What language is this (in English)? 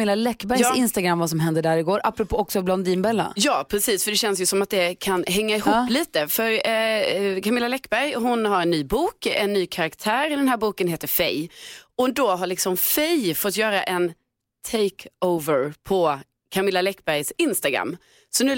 Swedish